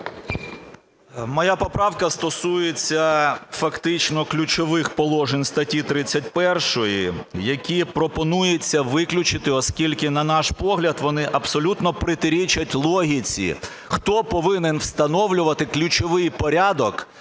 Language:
Ukrainian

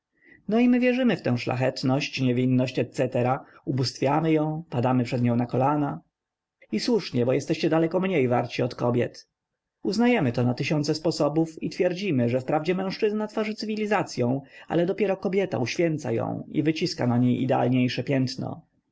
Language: Polish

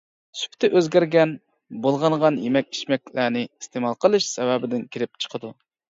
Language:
Uyghur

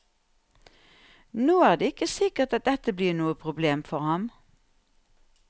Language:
Norwegian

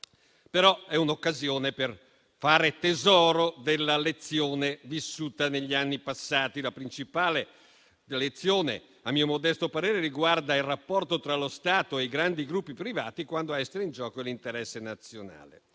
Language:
Italian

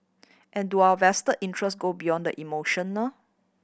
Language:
English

